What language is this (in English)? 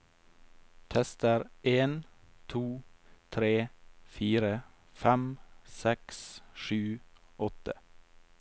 Norwegian